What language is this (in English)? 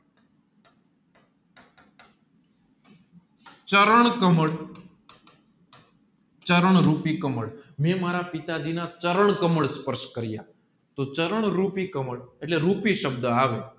Gujarati